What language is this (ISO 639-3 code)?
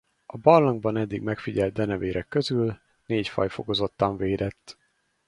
hun